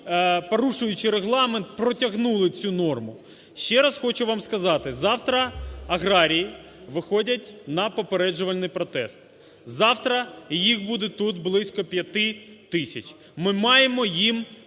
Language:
Ukrainian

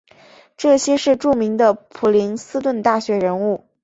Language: Chinese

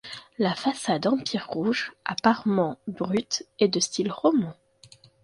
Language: French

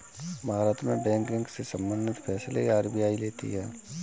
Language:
Hindi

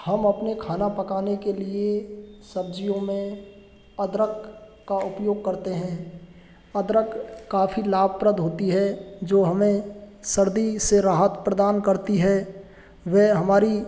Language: Hindi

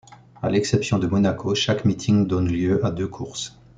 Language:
French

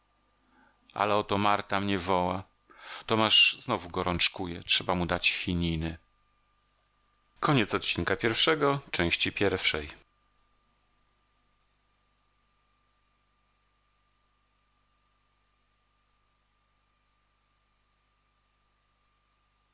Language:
Polish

